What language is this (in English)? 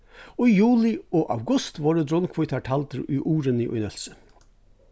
Faroese